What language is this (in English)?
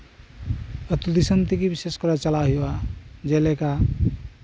Santali